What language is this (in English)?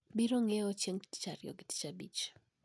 Luo (Kenya and Tanzania)